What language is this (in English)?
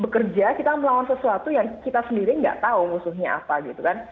Indonesian